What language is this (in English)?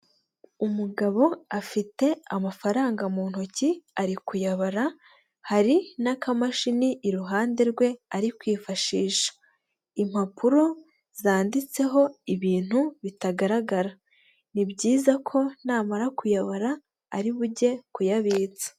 Kinyarwanda